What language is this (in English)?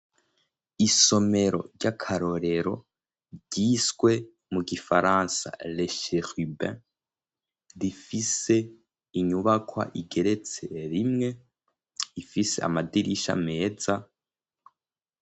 Rundi